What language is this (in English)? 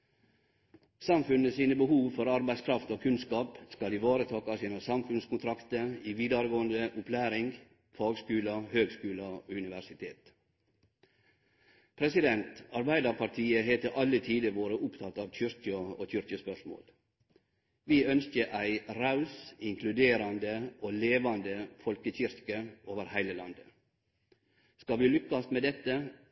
Norwegian Nynorsk